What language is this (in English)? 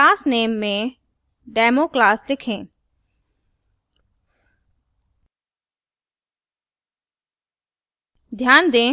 Hindi